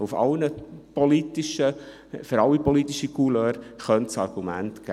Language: Swiss German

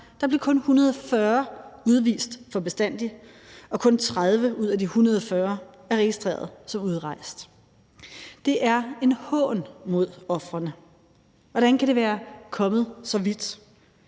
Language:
Danish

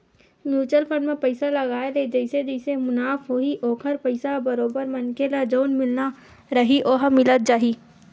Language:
Chhattisgarhi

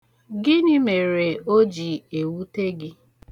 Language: Igbo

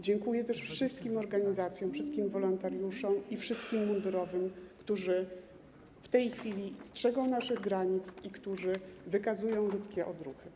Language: Polish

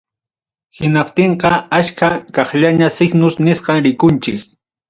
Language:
Ayacucho Quechua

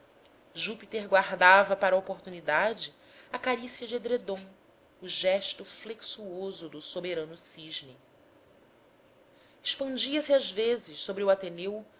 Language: Portuguese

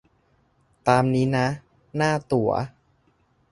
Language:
Thai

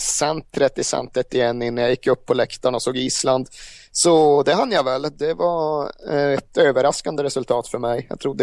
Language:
Swedish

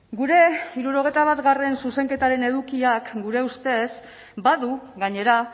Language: Basque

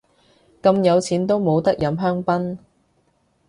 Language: Cantonese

